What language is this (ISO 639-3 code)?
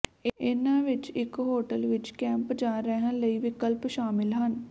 pan